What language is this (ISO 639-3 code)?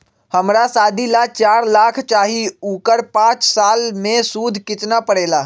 mag